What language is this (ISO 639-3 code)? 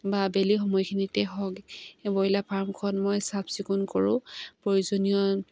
asm